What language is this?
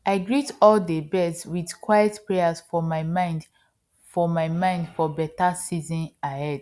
Nigerian Pidgin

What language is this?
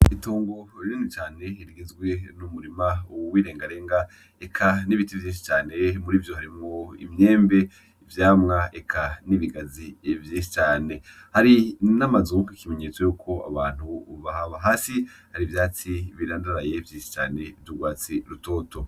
Rundi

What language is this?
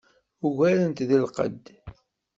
Kabyle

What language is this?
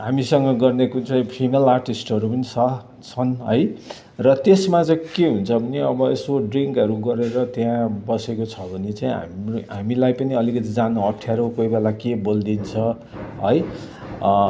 Nepali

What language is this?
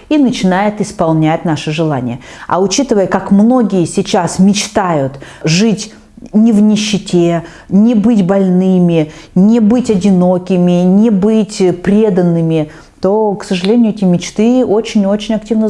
Russian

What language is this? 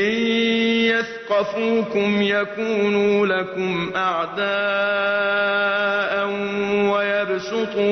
Arabic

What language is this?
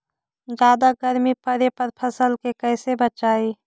Magahi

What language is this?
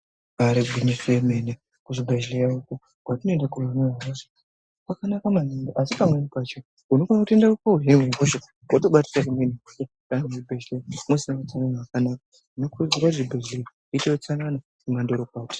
Ndau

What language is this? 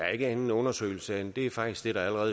Danish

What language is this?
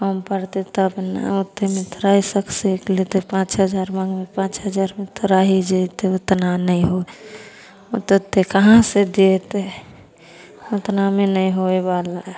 Maithili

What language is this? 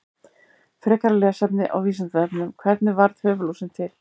Icelandic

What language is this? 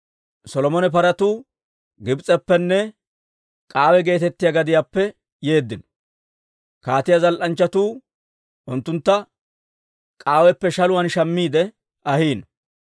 Dawro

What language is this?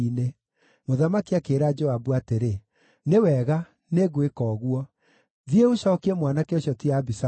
Kikuyu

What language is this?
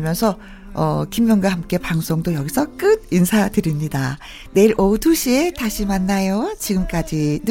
Korean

